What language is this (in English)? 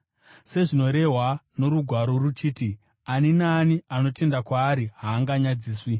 Shona